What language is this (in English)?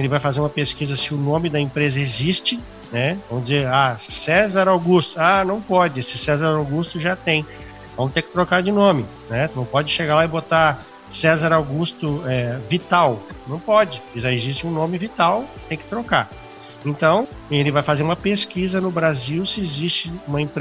Portuguese